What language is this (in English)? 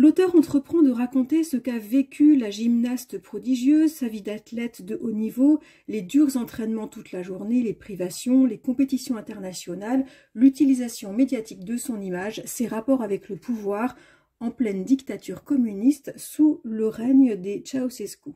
French